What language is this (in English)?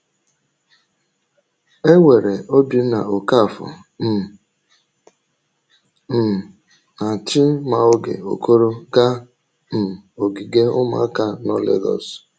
Igbo